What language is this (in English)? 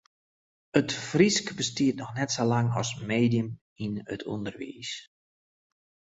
Western Frisian